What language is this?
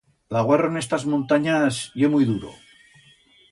Aragonese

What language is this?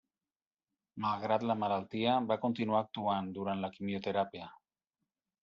Catalan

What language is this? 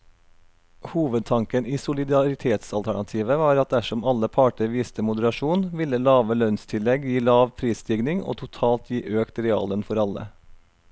Norwegian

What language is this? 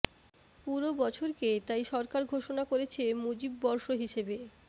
Bangla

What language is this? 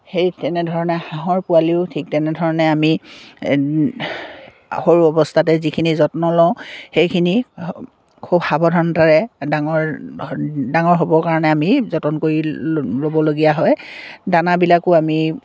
Assamese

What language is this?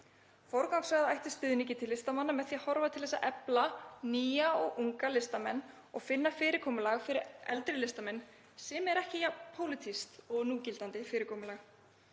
Icelandic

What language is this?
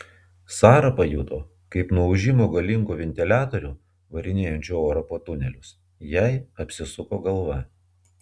Lithuanian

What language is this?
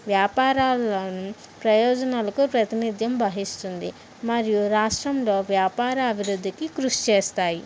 Telugu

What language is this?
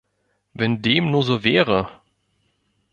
German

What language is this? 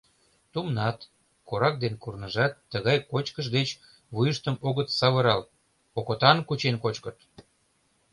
Mari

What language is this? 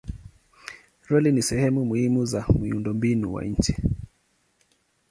Swahili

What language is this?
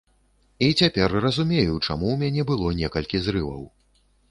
Belarusian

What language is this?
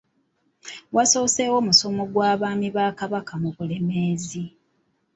Ganda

